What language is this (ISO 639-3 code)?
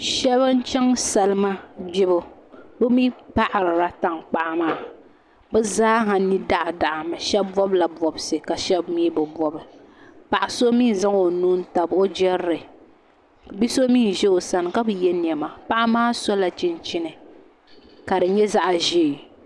dag